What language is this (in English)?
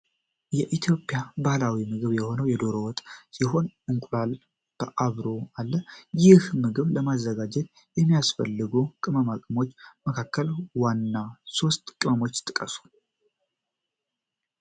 Amharic